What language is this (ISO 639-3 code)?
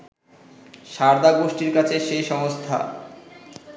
ben